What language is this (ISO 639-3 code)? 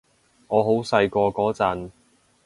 yue